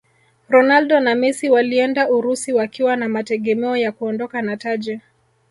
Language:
Swahili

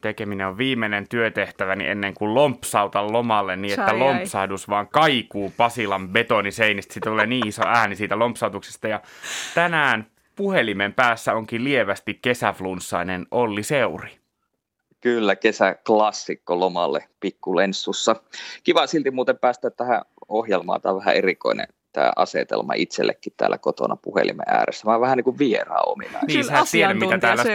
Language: Finnish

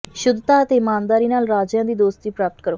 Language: Punjabi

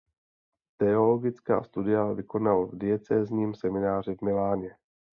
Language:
Czech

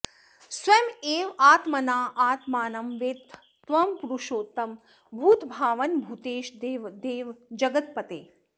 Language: Sanskrit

